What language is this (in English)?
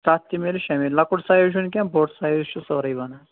Kashmiri